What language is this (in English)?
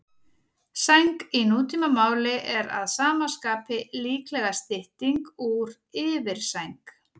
Icelandic